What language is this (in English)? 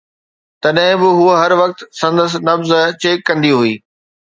Sindhi